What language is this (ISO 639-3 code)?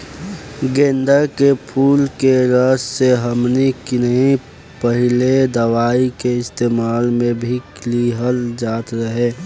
bho